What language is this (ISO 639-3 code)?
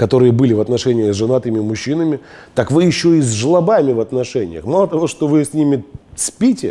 rus